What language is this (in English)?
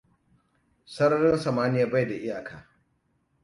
Hausa